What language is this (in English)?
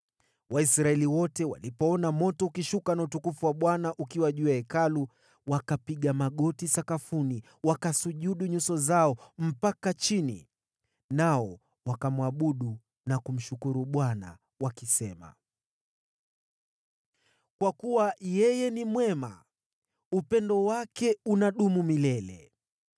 Swahili